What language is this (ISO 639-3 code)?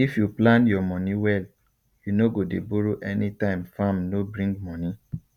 pcm